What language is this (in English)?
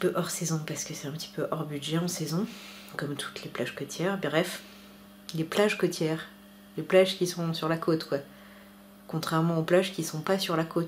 French